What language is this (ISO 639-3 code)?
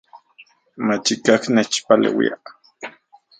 ncx